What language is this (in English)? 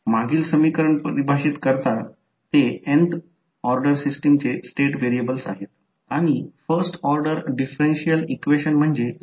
Marathi